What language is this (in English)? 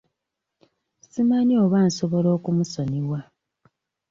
Ganda